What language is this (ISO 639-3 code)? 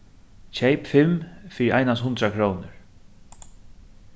fao